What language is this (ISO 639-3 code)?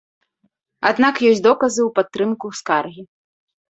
bel